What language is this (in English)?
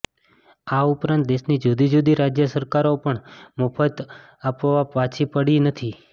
Gujarati